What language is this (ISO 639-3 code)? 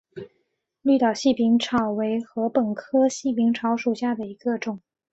zho